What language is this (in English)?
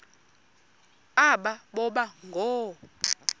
Xhosa